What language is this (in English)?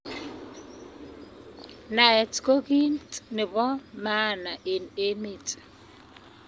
Kalenjin